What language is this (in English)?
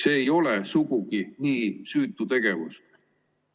Estonian